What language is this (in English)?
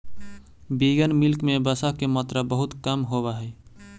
Magahi